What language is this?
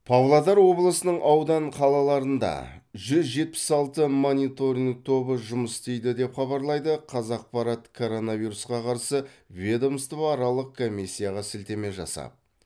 Kazakh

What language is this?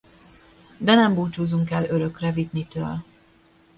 Hungarian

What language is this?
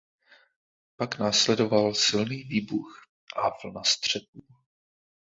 Czech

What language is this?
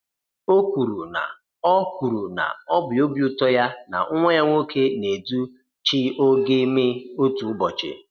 Igbo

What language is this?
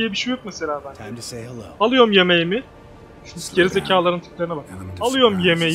Turkish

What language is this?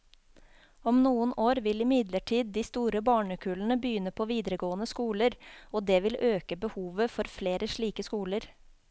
Norwegian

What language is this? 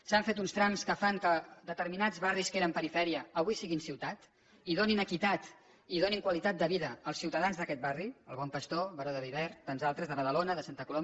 Catalan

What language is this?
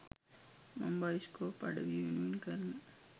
Sinhala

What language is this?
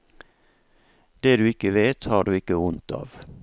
Norwegian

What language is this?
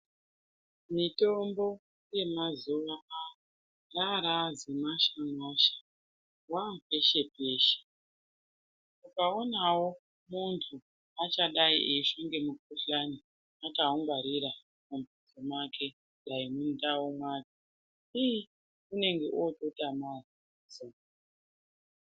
Ndau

